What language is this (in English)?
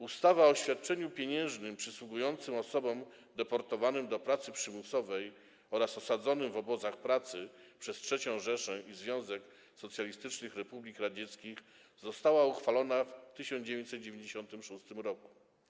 Polish